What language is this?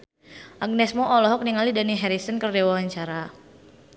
Sundanese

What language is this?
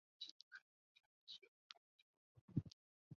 Chinese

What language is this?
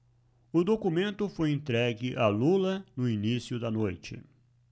Portuguese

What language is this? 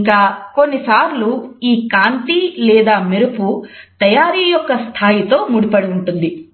Telugu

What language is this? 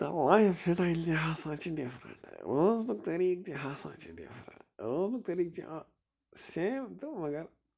Kashmiri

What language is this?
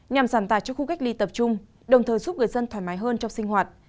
Vietnamese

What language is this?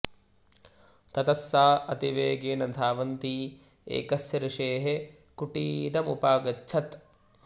Sanskrit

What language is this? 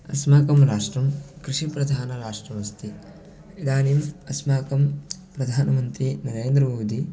Sanskrit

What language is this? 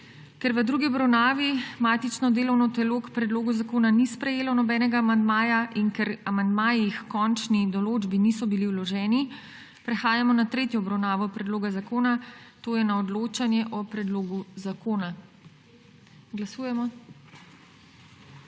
Slovenian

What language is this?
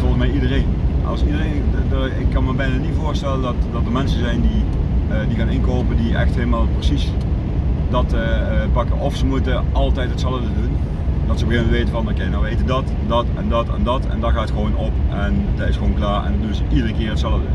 Dutch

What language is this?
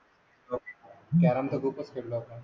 Marathi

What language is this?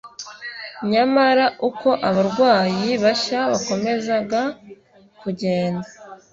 Kinyarwanda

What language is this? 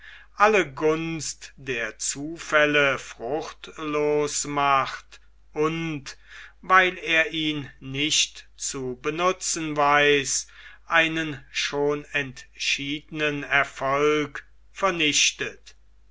German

